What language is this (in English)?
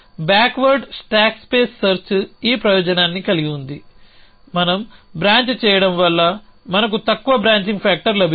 Telugu